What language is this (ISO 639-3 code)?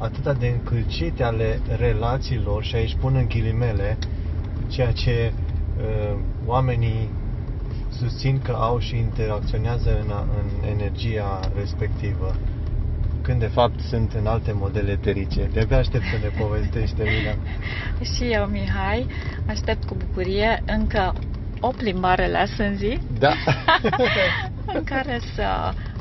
ron